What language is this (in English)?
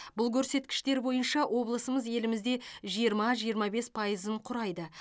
Kazakh